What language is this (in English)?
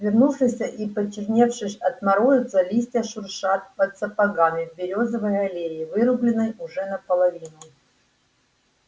Russian